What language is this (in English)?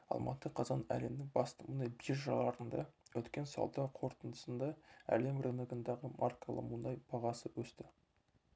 Kazakh